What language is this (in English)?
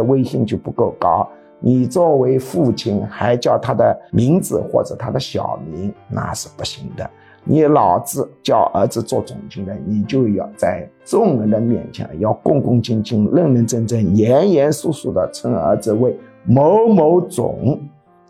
Chinese